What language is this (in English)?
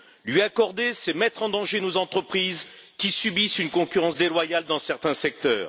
French